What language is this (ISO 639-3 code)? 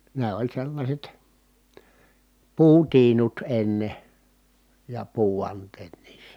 fin